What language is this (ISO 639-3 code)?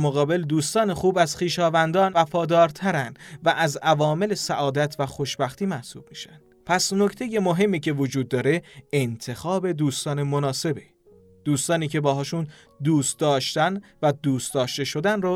fas